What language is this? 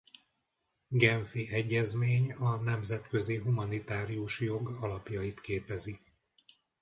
Hungarian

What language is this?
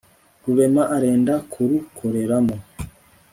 Kinyarwanda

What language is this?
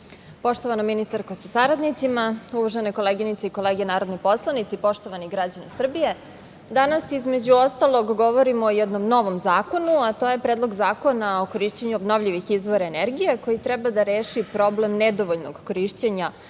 Serbian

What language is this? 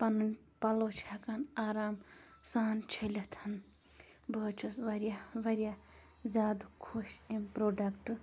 Kashmiri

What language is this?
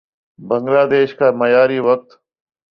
Urdu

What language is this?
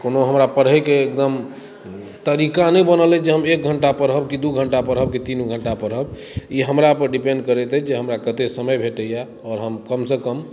Maithili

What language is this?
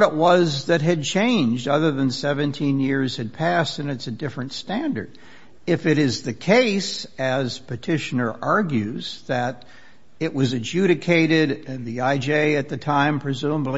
English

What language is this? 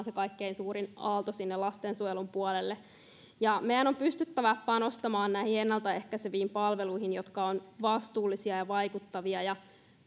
Finnish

